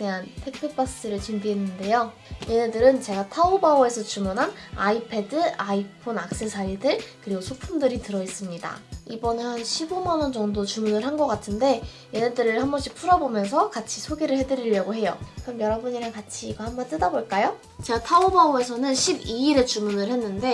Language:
Korean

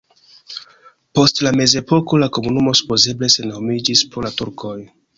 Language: Esperanto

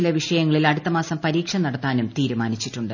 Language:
Malayalam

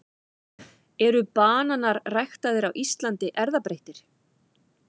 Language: Icelandic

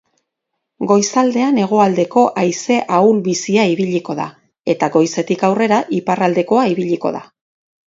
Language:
Basque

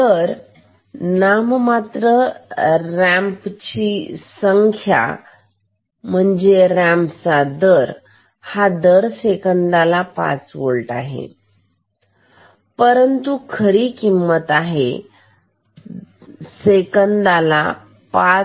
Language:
Marathi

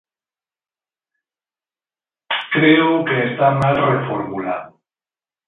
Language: Galician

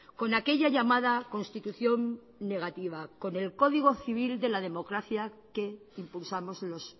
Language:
Spanish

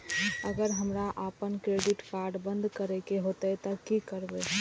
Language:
Maithili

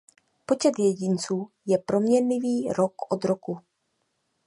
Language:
Czech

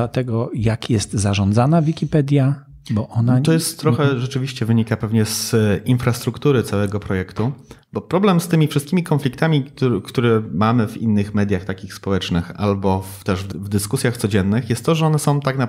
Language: Polish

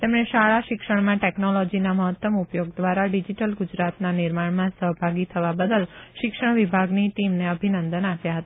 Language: Gujarati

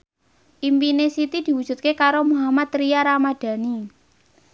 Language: Javanese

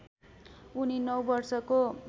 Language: Nepali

